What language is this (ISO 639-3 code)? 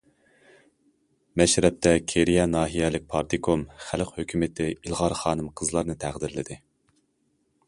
uig